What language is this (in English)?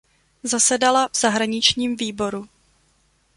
Czech